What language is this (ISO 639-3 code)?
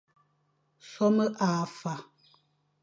fan